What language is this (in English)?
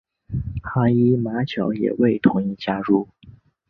Chinese